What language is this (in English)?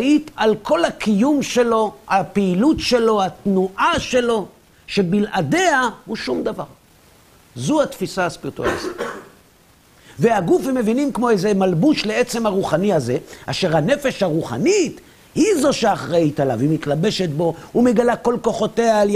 Hebrew